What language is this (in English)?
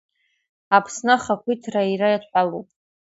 Abkhazian